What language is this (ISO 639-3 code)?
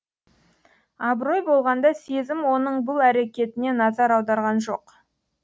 kaz